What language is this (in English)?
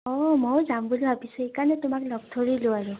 Assamese